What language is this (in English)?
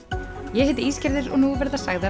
Icelandic